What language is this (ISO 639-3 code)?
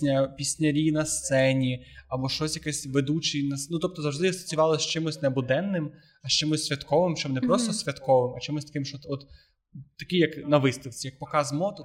ukr